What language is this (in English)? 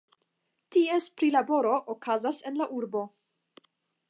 Esperanto